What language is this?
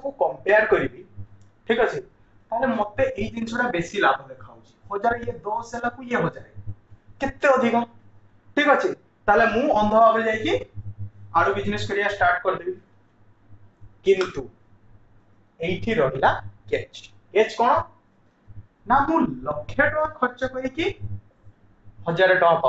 Hindi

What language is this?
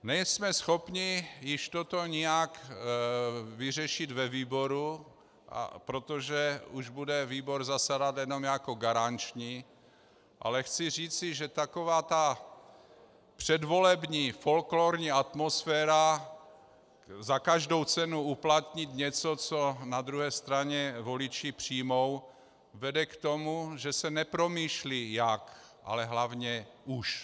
Czech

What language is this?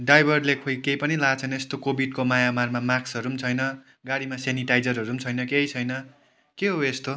Nepali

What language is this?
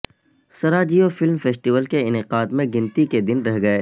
Urdu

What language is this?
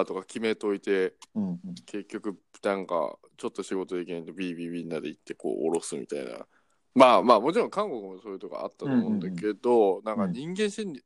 Japanese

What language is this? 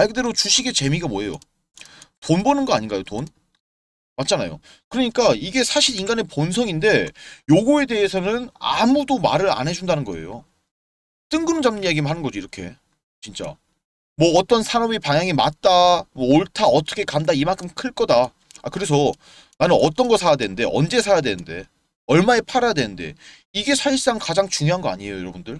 Korean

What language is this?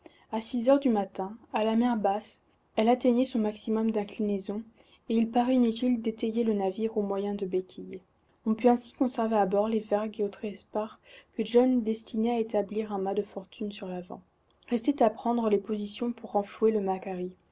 French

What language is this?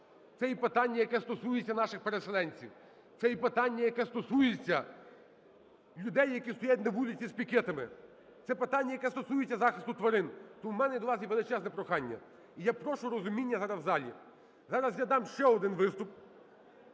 Ukrainian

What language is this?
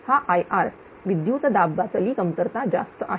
Marathi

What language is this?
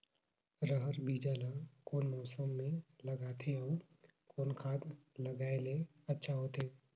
Chhattisgarhi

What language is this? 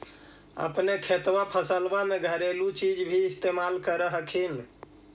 Magahi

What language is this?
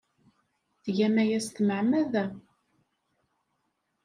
Kabyle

